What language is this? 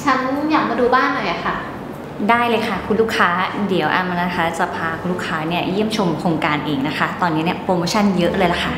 Thai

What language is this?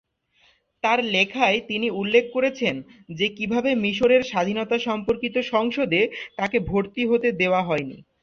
Bangla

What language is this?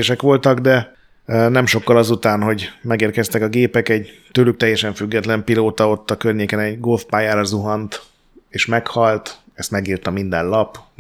Hungarian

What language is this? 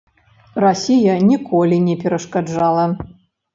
Belarusian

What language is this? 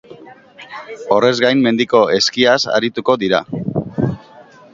Basque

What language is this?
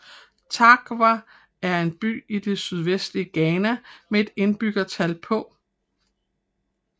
Danish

